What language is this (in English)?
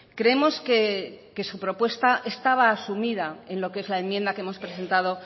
Spanish